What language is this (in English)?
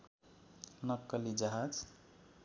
Nepali